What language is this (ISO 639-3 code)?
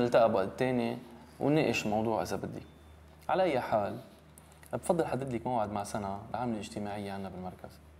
ara